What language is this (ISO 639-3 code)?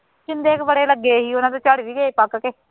pan